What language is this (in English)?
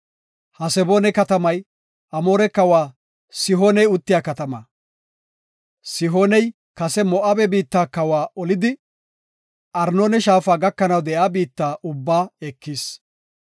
Gofa